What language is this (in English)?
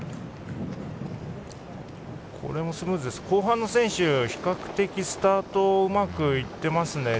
Japanese